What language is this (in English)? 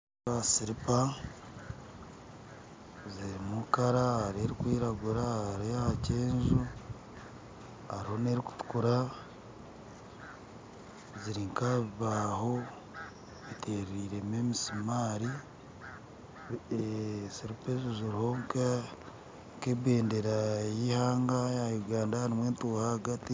Nyankole